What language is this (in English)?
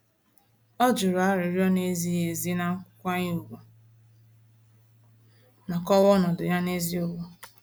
Igbo